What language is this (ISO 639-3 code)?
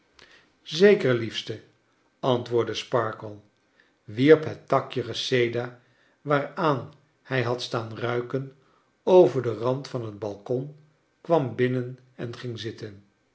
nld